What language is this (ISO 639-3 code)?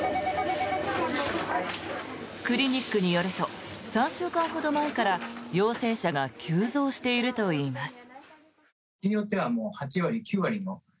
jpn